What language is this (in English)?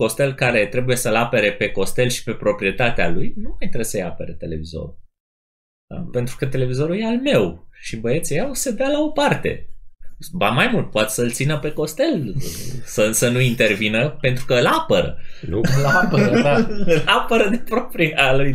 Romanian